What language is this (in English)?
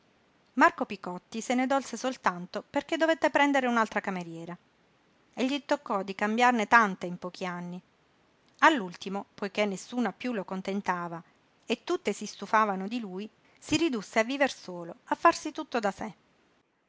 Italian